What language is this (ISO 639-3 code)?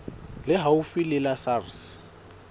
sot